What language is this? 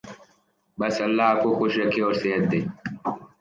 Urdu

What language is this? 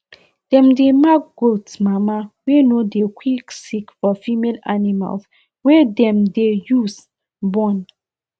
Nigerian Pidgin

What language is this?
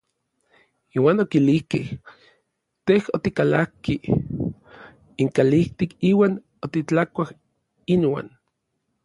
Orizaba Nahuatl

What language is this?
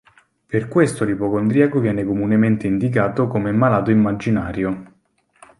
Italian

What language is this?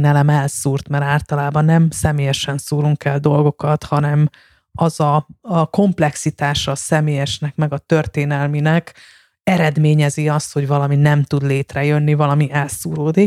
Hungarian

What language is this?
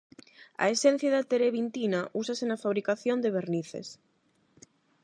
Galician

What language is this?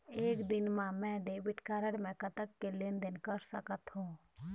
Chhattisgarhi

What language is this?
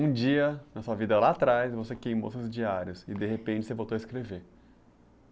Portuguese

